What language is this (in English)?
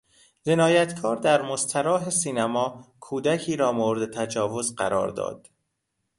Persian